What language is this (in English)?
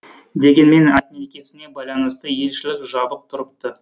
Kazakh